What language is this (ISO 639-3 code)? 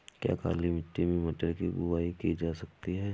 hin